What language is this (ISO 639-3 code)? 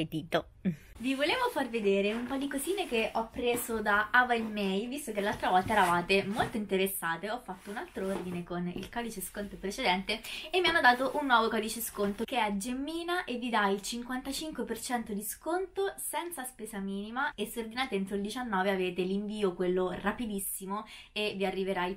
ita